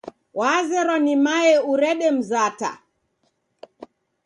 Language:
Taita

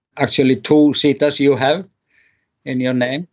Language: English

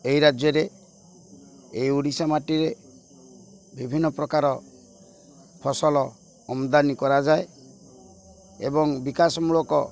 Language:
Odia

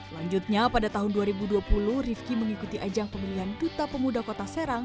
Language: Indonesian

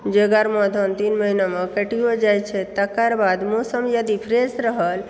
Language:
Maithili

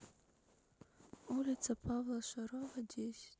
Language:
Russian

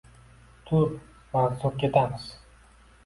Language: Uzbek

